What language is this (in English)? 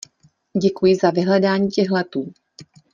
Czech